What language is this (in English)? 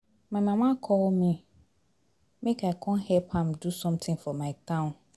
Nigerian Pidgin